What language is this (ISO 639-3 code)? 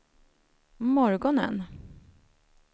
swe